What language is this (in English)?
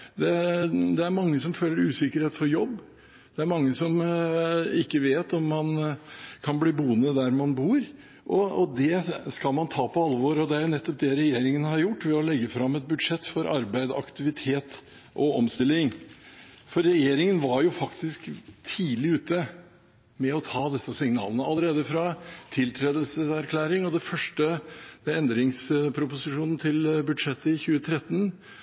Norwegian Bokmål